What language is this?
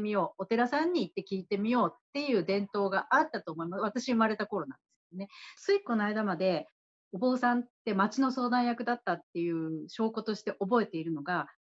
Japanese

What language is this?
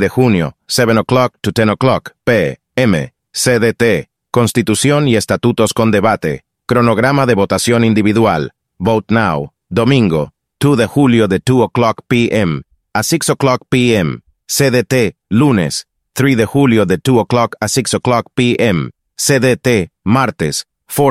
Spanish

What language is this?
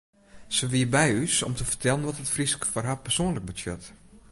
Western Frisian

